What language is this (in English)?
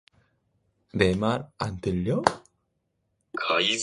Korean